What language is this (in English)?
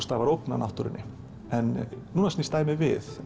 Icelandic